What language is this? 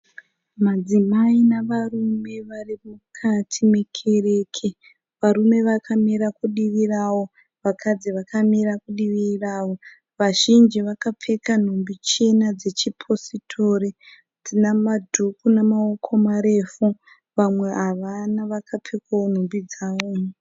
Shona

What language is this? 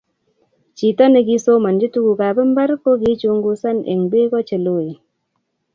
Kalenjin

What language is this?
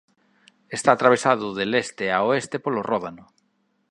Galician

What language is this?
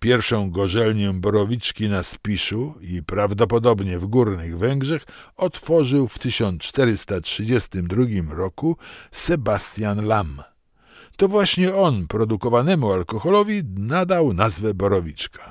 Polish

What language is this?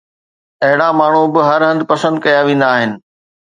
Sindhi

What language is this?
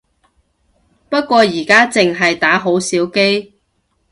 Cantonese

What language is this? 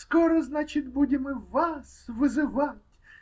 Russian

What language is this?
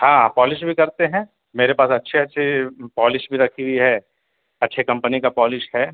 Urdu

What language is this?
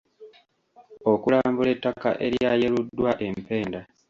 Ganda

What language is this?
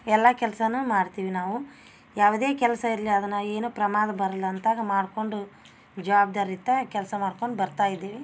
Kannada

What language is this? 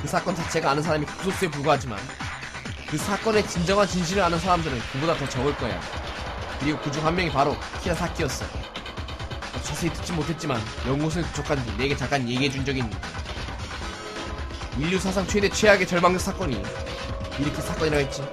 Korean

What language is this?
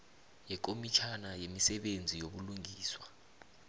South Ndebele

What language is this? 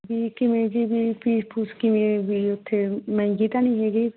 Punjabi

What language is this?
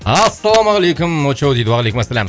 Kazakh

